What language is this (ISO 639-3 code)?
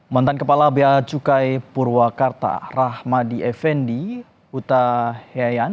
ind